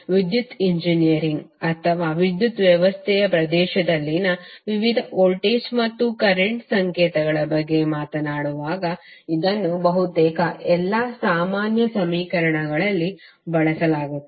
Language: Kannada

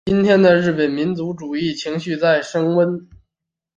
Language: Chinese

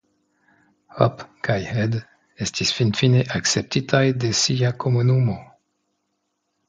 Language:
Esperanto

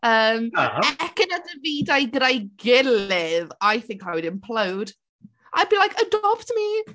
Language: Welsh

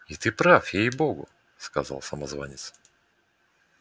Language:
Russian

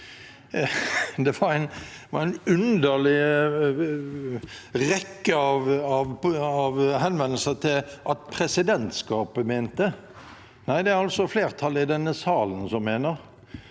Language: Norwegian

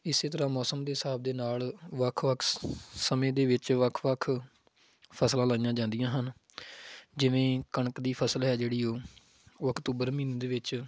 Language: Punjabi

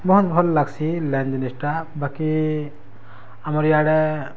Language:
Odia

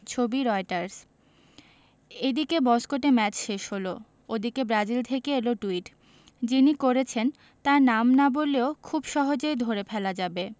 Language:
Bangla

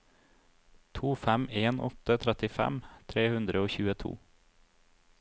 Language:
Norwegian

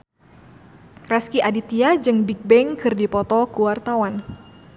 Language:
Sundanese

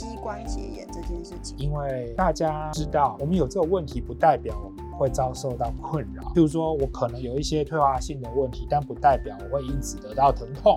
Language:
Chinese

